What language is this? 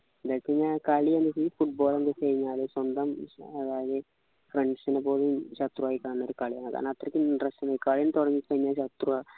Malayalam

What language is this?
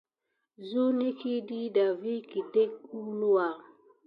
Gidar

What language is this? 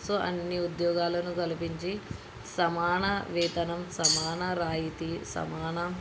Telugu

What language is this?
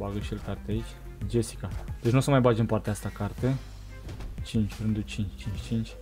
Romanian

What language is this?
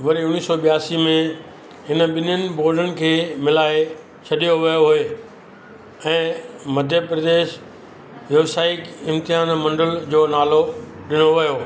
Sindhi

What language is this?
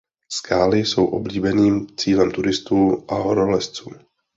Czech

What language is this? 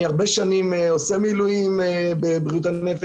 Hebrew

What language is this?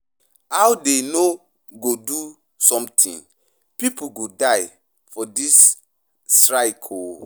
Nigerian Pidgin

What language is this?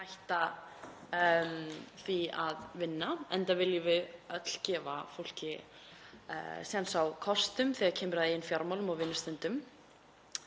Icelandic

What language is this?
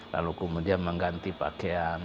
Indonesian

